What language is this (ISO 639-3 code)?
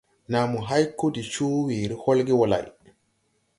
tui